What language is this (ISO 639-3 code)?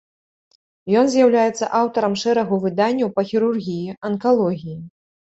bel